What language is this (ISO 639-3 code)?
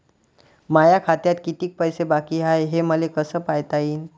mar